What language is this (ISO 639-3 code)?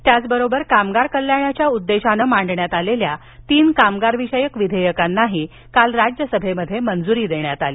mar